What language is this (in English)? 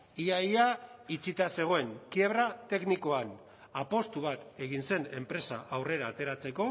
Basque